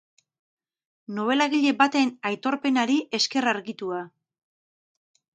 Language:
Basque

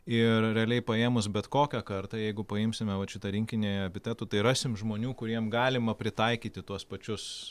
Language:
Lithuanian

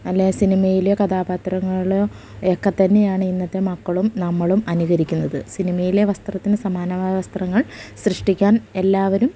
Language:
Malayalam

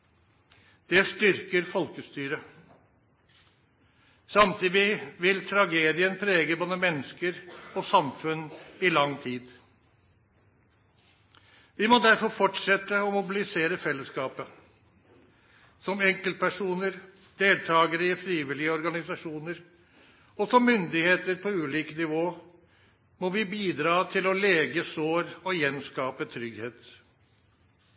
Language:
Norwegian Nynorsk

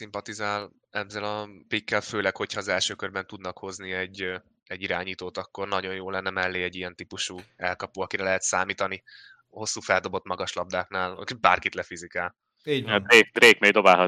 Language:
Hungarian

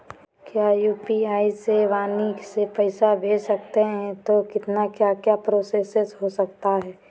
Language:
Magahi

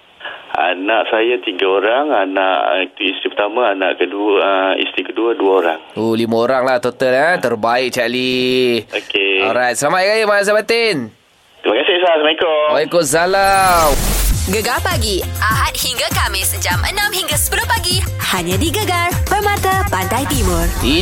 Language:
Malay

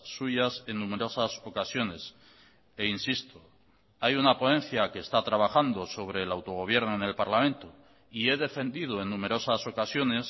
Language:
Spanish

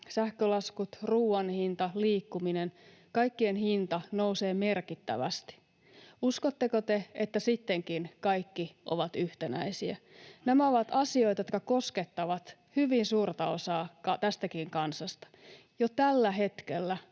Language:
Finnish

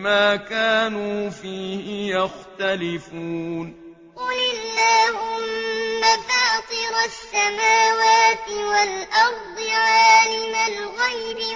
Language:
Arabic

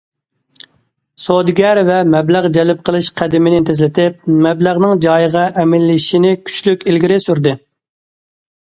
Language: Uyghur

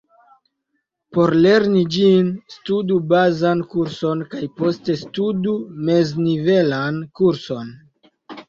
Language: Esperanto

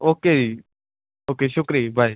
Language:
Punjabi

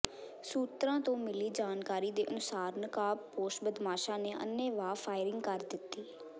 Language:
Punjabi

